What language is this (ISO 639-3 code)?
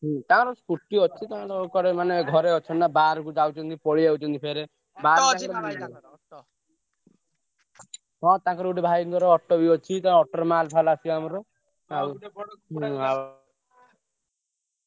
ori